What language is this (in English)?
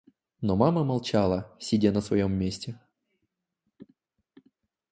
Russian